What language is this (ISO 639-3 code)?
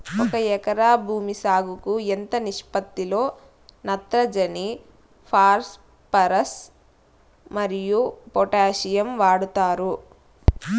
tel